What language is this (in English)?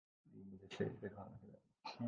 Urdu